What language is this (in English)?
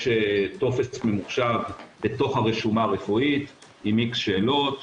Hebrew